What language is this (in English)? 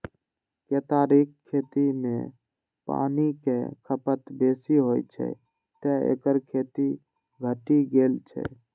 Maithili